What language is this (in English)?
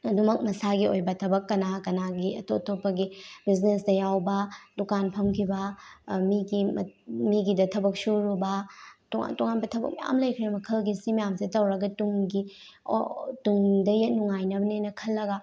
Manipuri